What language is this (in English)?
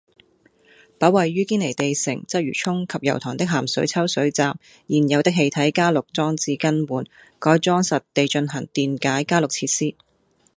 Cantonese